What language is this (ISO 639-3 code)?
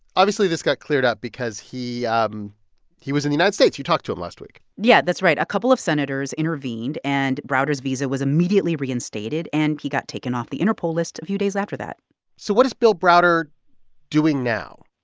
eng